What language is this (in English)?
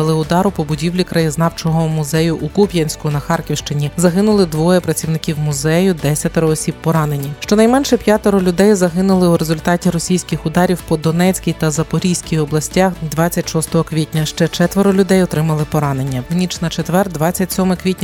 Ukrainian